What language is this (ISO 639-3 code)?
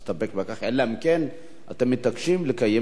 heb